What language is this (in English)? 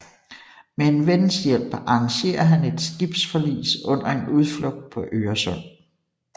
Danish